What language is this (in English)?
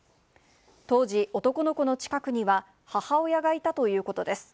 Japanese